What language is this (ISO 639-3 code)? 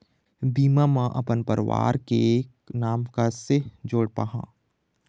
hne